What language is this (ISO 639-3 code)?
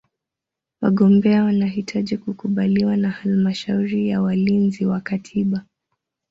swa